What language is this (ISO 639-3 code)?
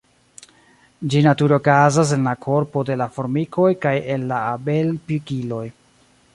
epo